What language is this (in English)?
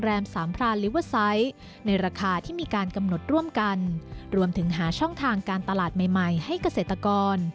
Thai